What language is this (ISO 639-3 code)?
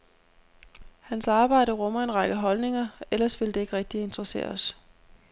dan